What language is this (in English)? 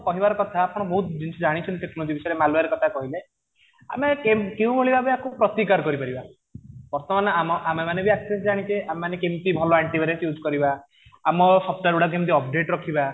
Odia